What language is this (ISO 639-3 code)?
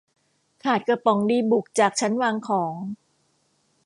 tha